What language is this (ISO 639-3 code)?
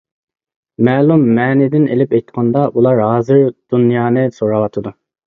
uig